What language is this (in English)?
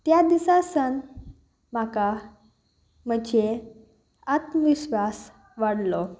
Konkani